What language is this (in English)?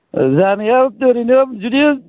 Bodo